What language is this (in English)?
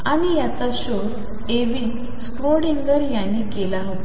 Marathi